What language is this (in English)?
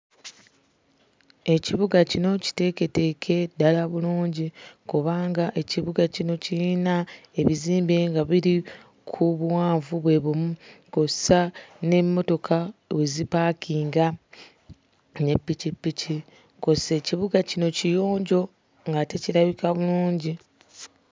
Ganda